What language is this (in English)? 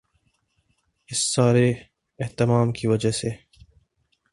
Urdu